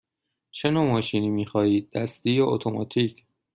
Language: Persian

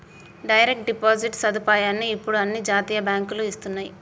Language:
Telugu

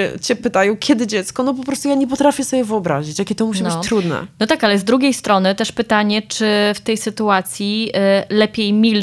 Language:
Polish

